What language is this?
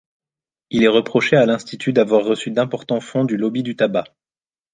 French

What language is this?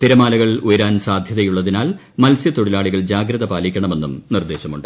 Malayalam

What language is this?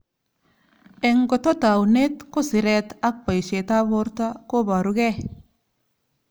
Kalenjin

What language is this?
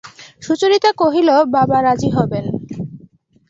Bangla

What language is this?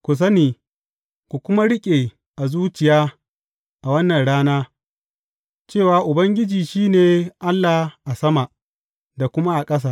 Hausa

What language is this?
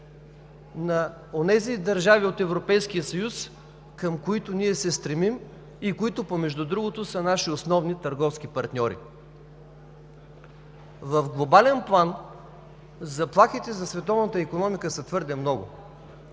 Bulgarian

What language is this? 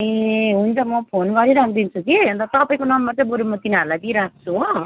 Nepali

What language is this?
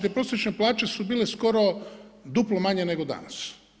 Croatian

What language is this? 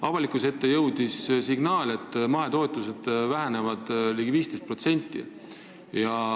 Estonian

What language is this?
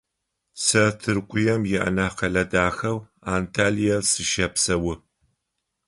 Adyghe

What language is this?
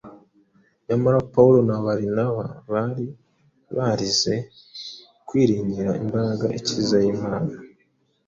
Kinyarwanda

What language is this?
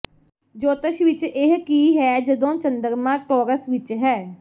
Punjabi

